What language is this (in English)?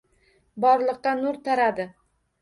Uzbek